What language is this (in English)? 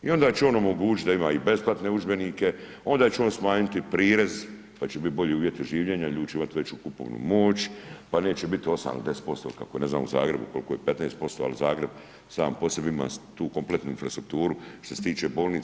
Croatian